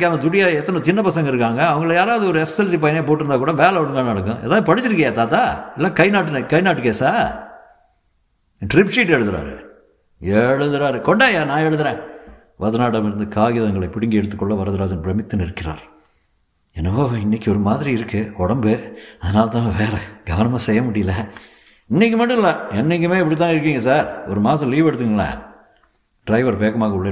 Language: Tamil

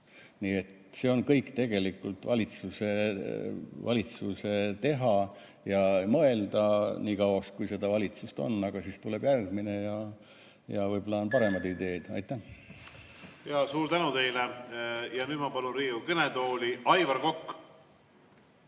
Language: Estonian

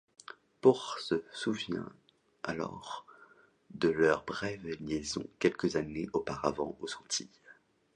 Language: French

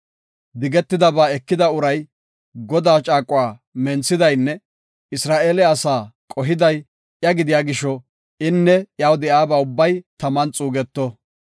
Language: Gofa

